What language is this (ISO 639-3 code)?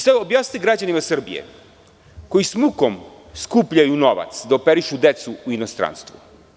srp